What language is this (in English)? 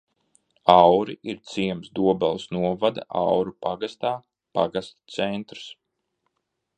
Latvian